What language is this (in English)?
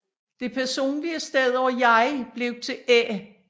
Danish